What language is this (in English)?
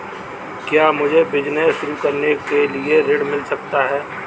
Hindi